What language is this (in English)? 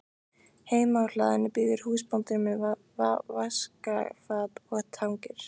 Icelandic